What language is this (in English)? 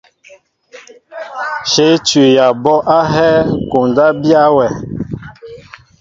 Mbo (Cameroon)